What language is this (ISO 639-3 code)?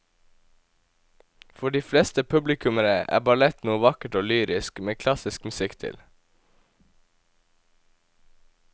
nor